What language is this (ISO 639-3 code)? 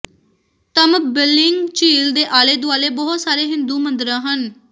pan